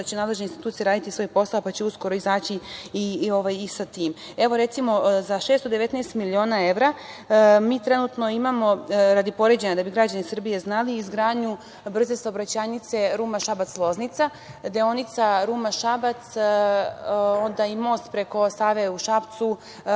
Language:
Serbian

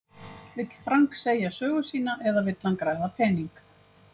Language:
Icelandic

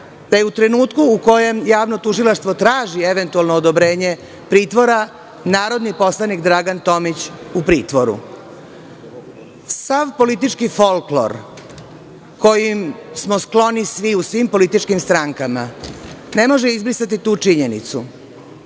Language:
Serbian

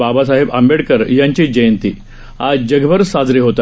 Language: Marathi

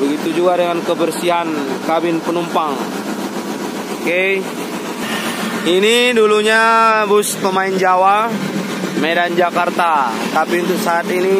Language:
Indonesian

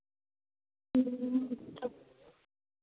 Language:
Hindi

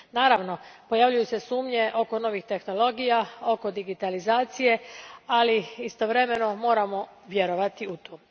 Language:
Croatian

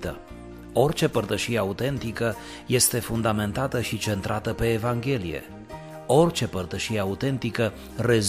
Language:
Romanian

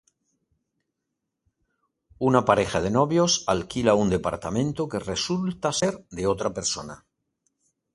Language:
Spanish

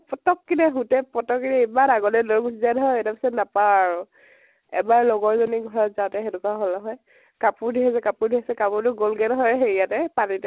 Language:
Assamese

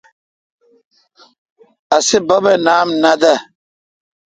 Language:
Kalkoti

